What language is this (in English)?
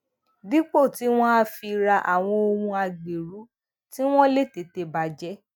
Yoruba